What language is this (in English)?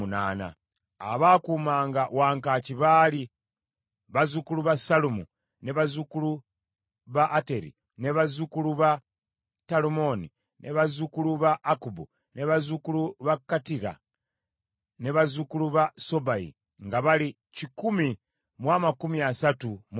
Ganda